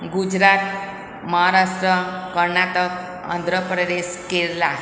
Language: Gujarati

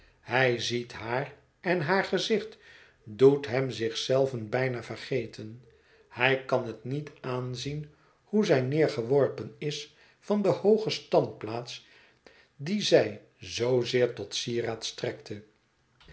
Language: Dutch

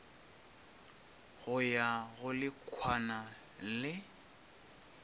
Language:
Northern Sotho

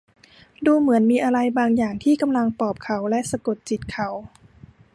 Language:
Thai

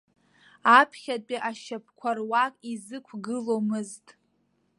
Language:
Abkhazian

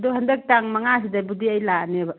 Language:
Manipuri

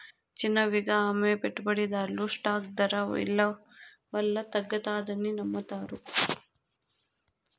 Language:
Telugu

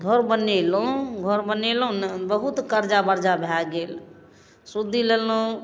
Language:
Maithili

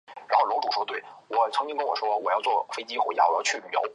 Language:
Chinese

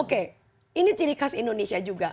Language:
Indonesian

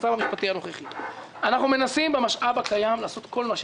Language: Hebrew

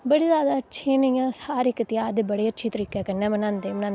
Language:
Dogri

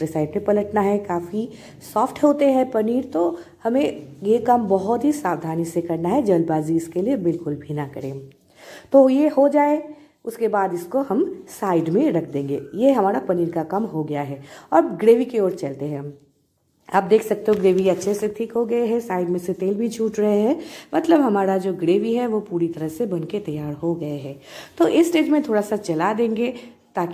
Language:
Hindi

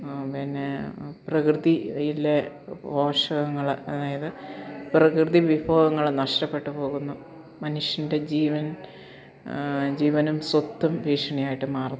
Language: Malayalam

